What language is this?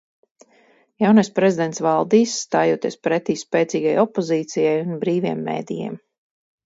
Latvian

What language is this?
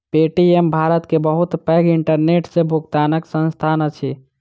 Maithili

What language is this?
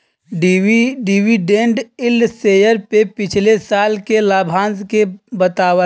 Bhojpuri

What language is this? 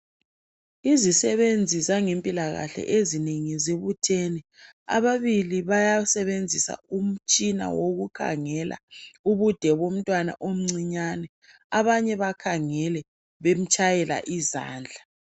North Ndebele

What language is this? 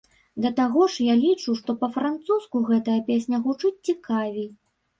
Belarusian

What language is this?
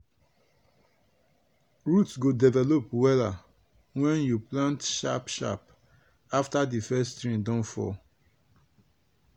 Nigerian Pidgin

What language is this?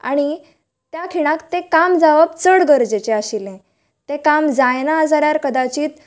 Konkani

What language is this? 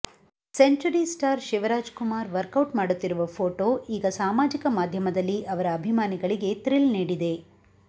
Kannada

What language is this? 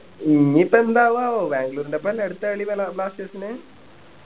Malayalam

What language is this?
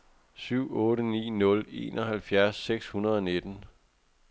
Danish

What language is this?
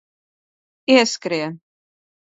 Latvian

